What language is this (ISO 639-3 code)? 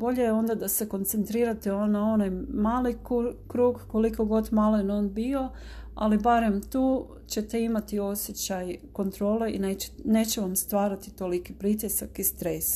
hrv